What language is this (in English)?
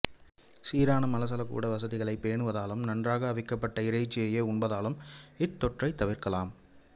Tamil